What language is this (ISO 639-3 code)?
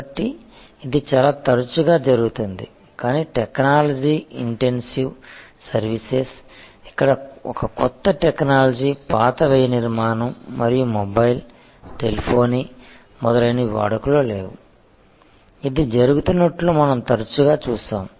tel